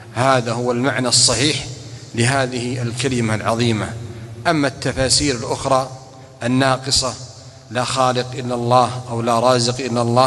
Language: Arabic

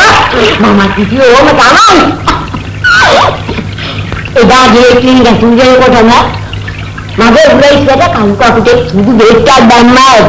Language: Indonesian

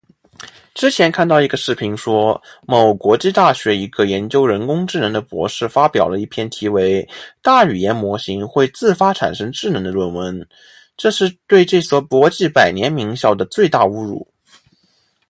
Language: Chinese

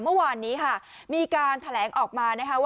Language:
Thai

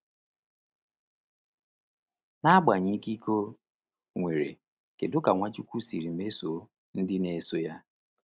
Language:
Igbo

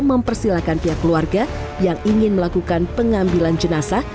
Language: Indonesian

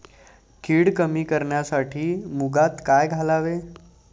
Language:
Marathi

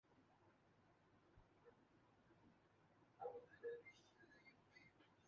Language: Urdu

